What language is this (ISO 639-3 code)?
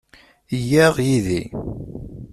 kab